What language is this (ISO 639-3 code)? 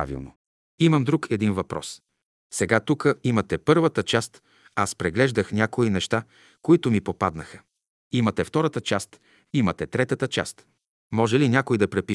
bul